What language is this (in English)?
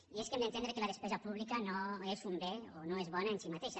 Catalan